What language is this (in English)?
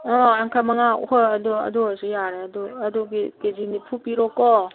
Manipuri